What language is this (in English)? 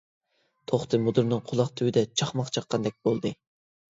Uyghur